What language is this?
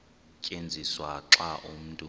Xhosa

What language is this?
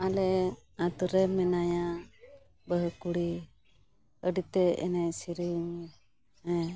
Santali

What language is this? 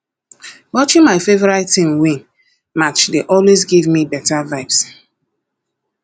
Nigerian Pidgin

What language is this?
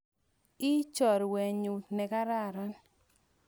Kalenjin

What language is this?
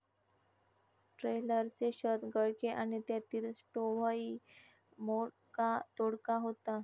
Marathi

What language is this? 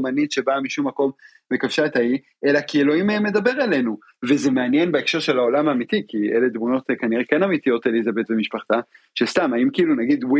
Hebrew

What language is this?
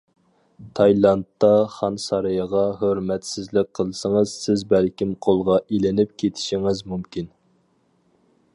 Uyghur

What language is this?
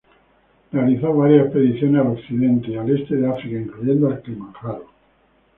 Spanish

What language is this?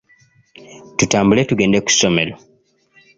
Ganda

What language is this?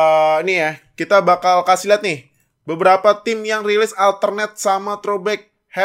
Indonesian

